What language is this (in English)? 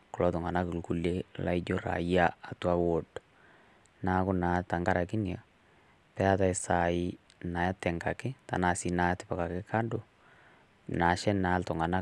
Masai